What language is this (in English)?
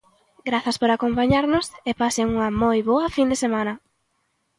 Galician